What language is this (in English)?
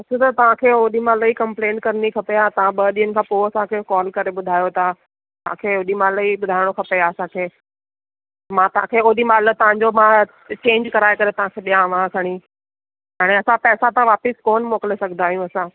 Sindhi